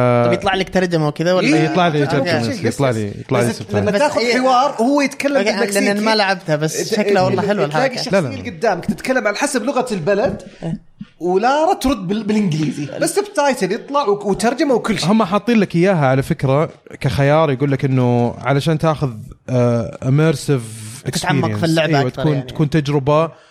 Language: Arabic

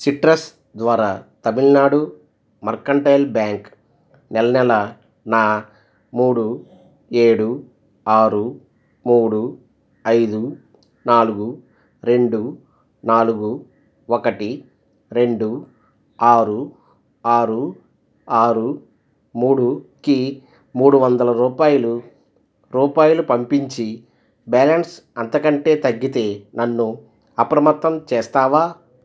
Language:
Telugu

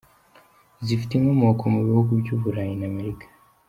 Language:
Kinyarwanda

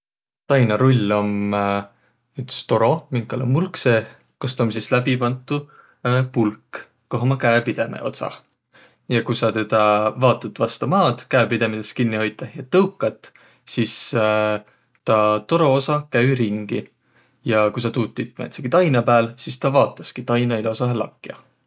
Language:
Võro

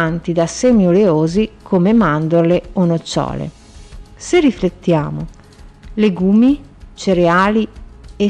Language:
Italian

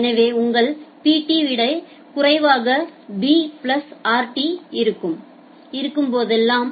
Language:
Tamil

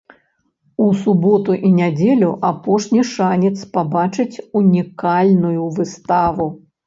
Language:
Belarusian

